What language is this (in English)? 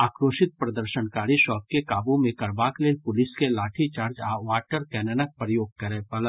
Maithili